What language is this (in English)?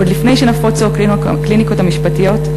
Hebrew